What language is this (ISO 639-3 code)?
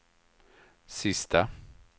swe